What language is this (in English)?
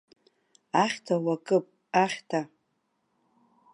Abkhazian